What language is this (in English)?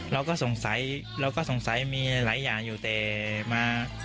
Thai